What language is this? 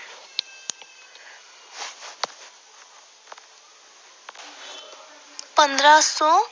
Punjabi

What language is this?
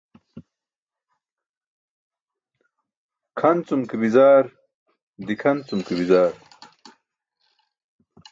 Burushaski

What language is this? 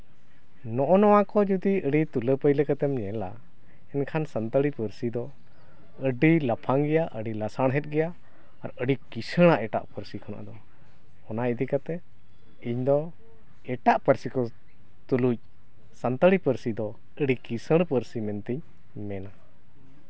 Santali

